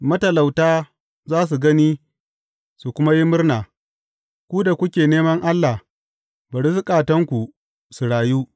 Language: Hausa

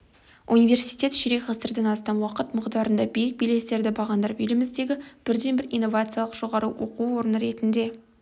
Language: Kazakh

